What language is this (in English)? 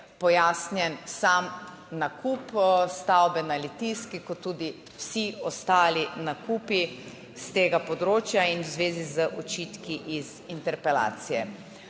Slovenian